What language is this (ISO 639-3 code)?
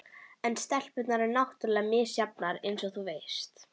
isl